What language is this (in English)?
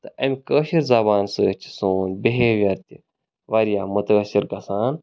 Kashmiri